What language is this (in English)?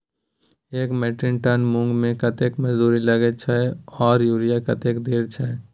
Maithili